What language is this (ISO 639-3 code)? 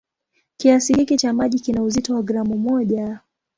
swa